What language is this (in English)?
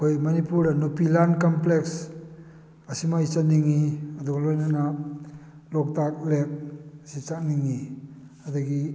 Manipuri